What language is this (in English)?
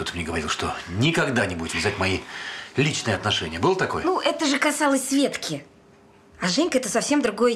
Russian